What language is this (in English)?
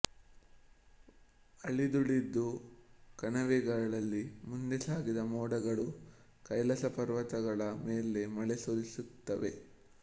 Kannada